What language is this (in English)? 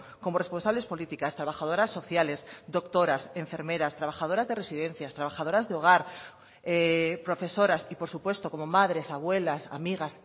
Spanish